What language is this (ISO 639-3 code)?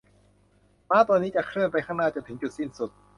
tha